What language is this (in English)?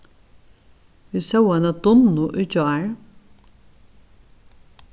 Faroese